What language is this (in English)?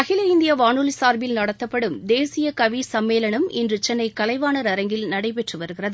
Tamil